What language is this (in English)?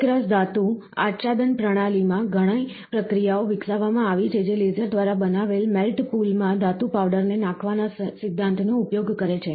Gujarati